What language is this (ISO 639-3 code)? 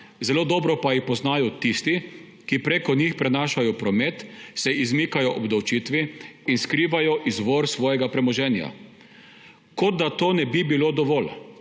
slv